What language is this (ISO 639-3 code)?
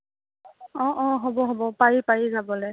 asm